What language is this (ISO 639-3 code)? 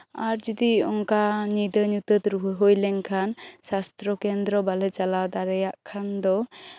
sat